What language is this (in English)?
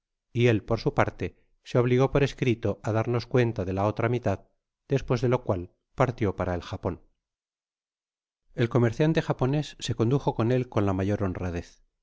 Spanish